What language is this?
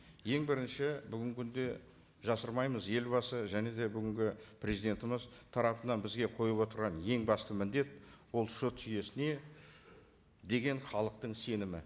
Kazakh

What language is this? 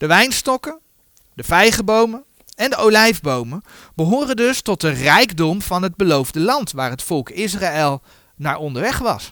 Dutch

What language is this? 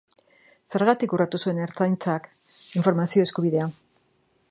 Basque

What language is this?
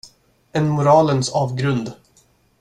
Swedish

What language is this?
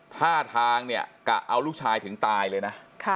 Thai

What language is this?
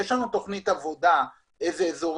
Hebrew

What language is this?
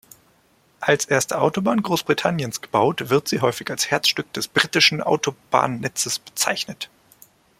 German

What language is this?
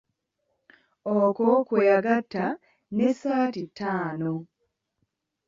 Ganda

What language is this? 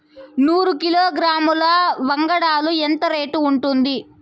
Telugu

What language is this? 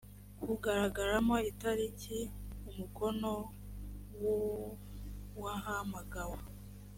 Kinyarwanda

